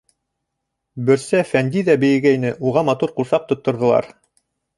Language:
Bashkir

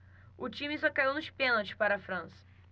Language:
Portuguese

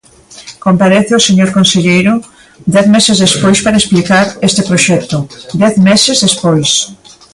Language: Galician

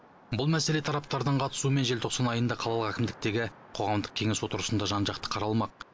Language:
Kazakh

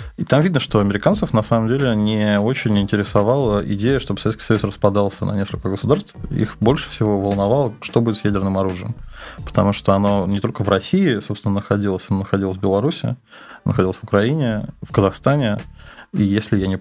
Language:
Russian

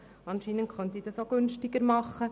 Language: Swiss German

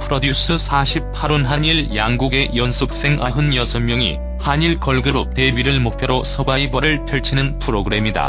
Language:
Korean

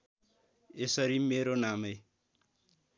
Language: Nepali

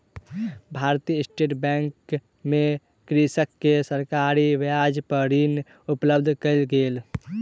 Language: Maithili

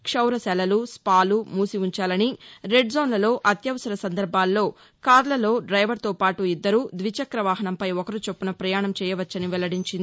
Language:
Telugu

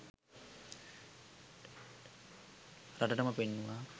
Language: Sinhala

